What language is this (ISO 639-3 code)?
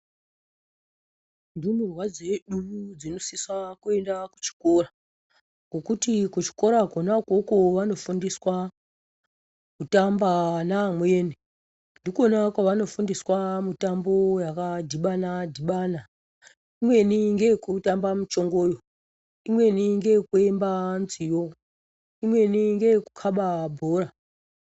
ndc